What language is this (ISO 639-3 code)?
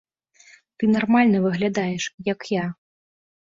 bel